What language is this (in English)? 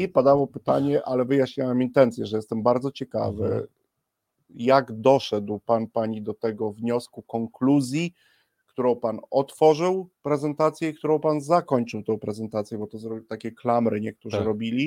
Polish